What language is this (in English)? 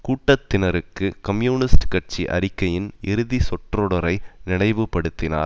Tamil